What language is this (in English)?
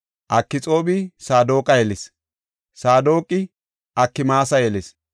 Gofa